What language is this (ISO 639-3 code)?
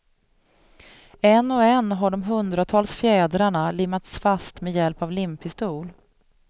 swe